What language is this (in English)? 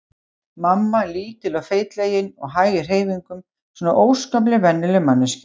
Icelandic